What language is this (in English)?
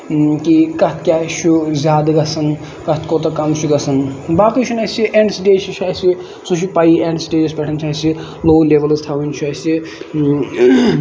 Kashmiri